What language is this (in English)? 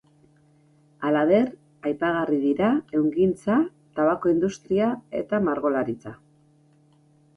Basque